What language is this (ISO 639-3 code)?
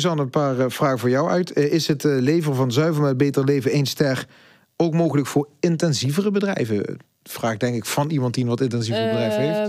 nld